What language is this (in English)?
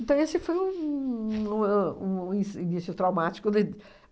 Portuguese